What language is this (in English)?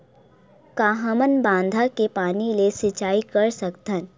Chhattisgarhi